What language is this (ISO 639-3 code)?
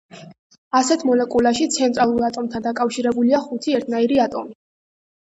kat